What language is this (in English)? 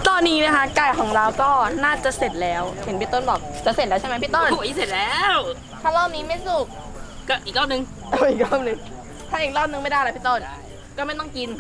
Thai